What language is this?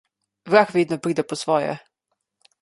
Slovenian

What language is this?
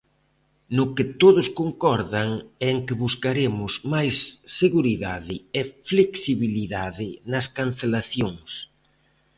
Galician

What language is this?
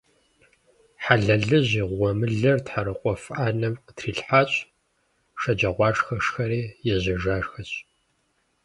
Kabardian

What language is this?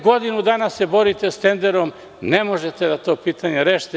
Serbian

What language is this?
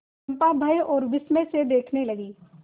Hindi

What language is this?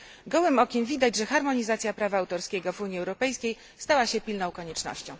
Polish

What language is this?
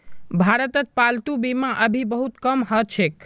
Magahi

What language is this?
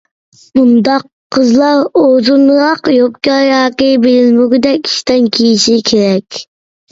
Uyghur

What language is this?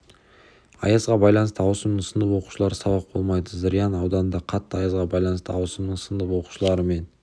Kazakh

